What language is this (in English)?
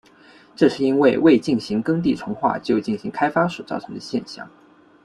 Chinese